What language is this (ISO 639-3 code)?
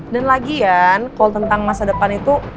ind